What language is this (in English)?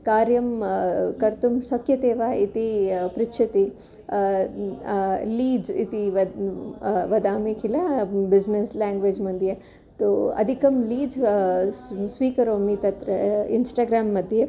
Sanskrit